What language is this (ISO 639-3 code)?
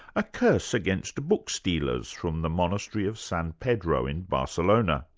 eng